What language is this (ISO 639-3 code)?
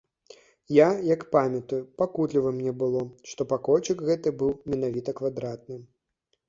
bel